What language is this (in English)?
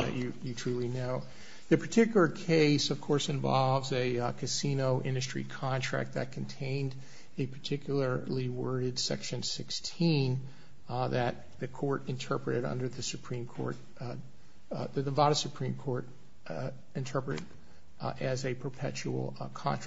English